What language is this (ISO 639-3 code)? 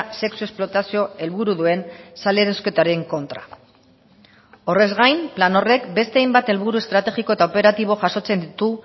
eus